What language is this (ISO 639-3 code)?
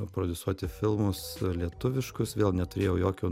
lit